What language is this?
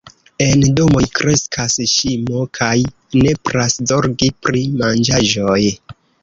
Esperanto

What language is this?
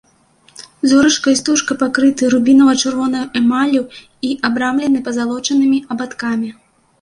Belarusian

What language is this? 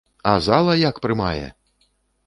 Belarusian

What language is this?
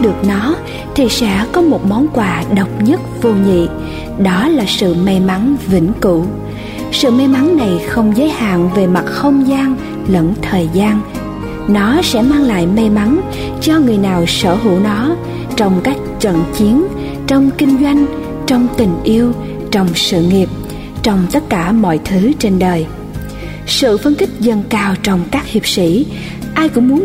Vietnamese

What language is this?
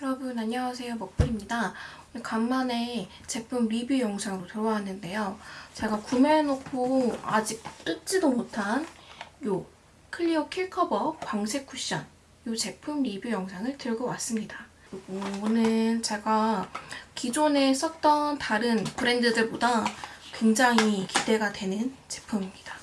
Korean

